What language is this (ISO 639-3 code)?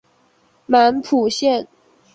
zho